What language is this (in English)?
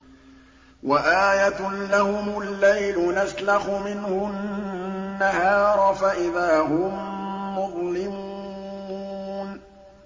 Arabic